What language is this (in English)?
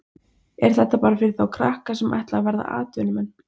Icelandic